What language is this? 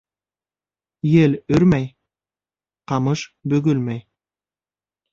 Bashkir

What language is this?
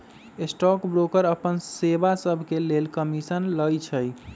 Magahi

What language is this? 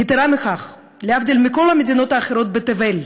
Hebrew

